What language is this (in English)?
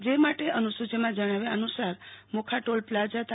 Gujarati